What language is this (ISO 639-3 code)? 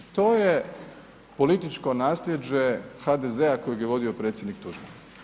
hrv